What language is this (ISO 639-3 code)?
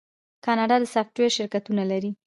pus